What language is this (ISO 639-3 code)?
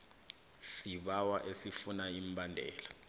nbl